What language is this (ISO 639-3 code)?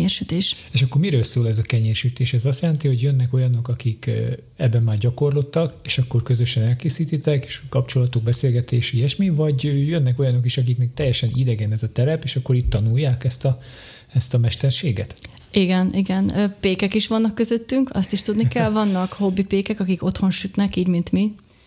hun